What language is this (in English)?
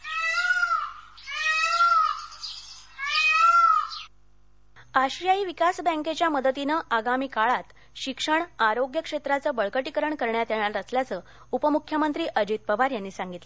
Marathi